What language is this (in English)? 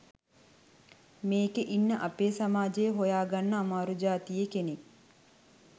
Sinhala